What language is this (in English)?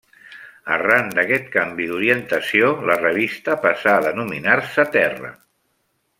Catalan